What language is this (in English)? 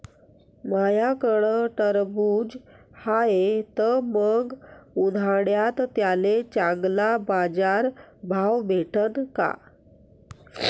Marathi